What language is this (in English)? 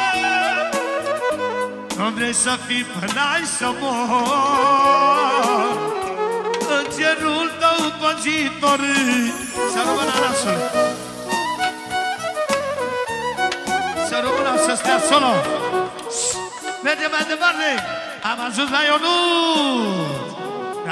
Romanian